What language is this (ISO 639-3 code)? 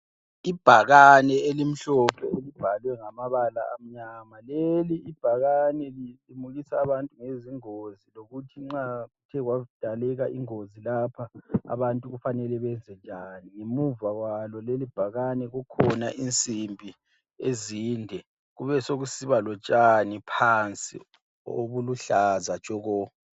nde